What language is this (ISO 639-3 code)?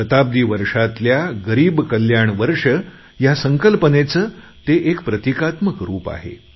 mar